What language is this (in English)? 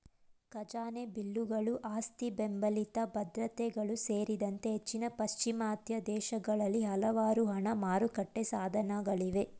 Kannada